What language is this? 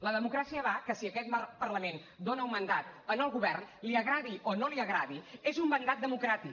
Catalan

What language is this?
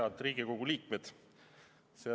Estonian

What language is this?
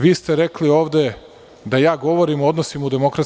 Serbian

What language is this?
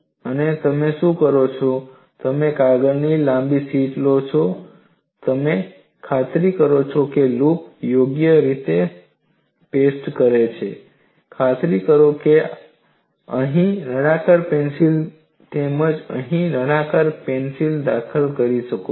Gujarati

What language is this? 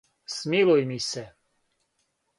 Serbian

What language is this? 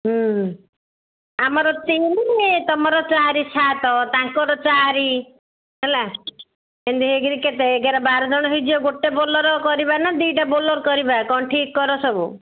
Odia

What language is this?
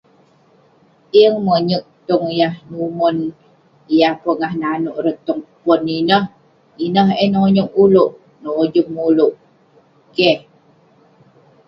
Western Penan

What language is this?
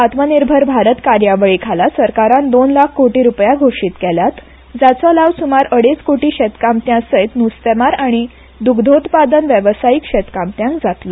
Konkani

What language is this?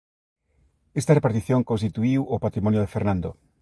Galician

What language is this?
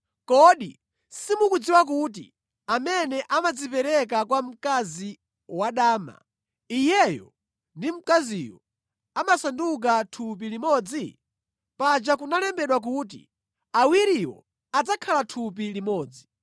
Nyanja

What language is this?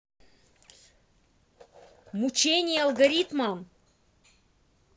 Russian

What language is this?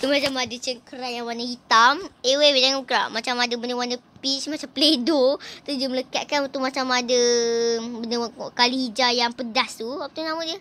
Malay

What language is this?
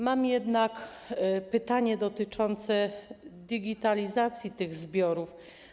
Polish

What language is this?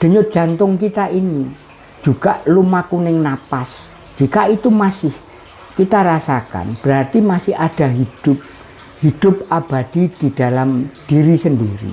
Indonesian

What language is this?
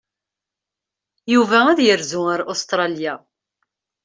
Kabyle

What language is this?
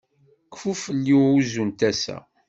Kabyle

